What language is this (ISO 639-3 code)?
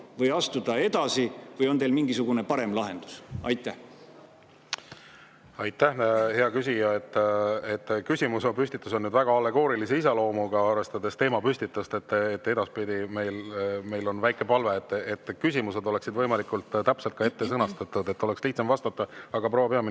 est